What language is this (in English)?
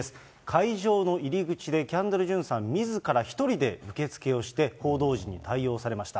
Japanese